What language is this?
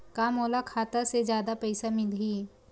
Chhattisgarhi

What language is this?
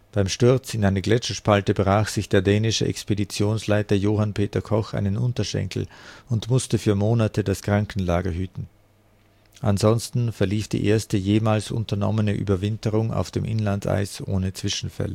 German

